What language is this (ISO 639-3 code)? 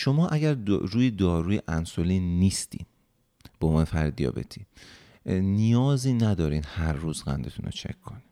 fas